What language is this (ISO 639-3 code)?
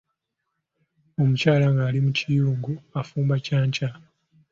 lug